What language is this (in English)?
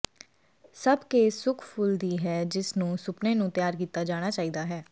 Punjabi